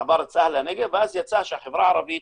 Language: Hebrew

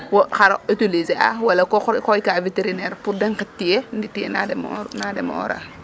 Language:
Serer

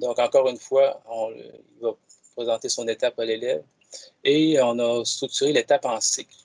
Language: French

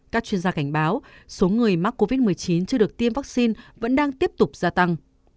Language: Vietnamese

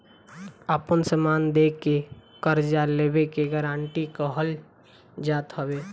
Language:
Bhojpuri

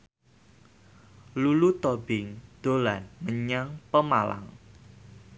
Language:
Javanese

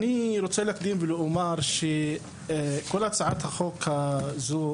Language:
Hebrew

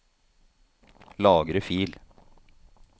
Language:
Norwegian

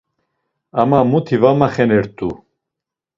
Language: Laz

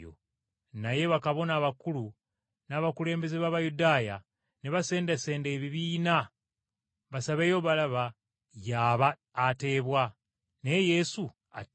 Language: Ganda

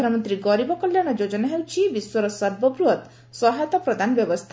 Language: Odia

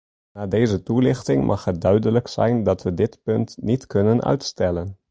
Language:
Dutch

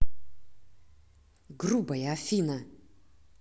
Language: Russian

